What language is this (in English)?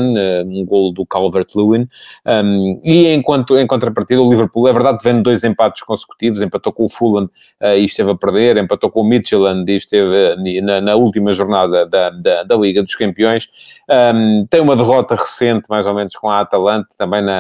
Portuguese